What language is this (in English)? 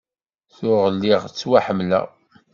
Kabyle